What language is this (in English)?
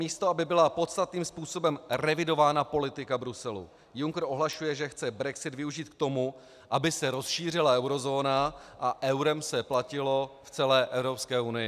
Czech